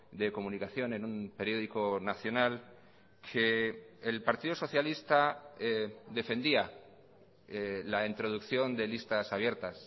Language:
Spanish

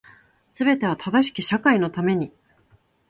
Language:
Japanese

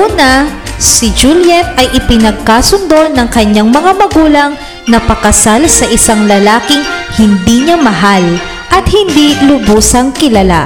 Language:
Filipino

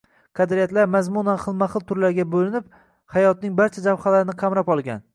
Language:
Uzbek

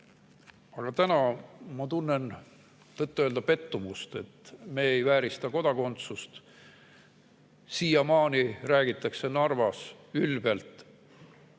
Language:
Estonian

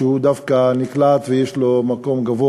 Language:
Hebrew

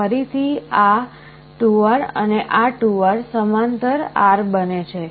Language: Gujarati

